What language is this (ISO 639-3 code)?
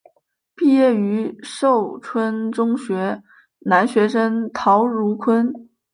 zho